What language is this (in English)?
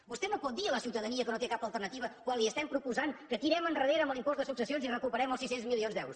Catalan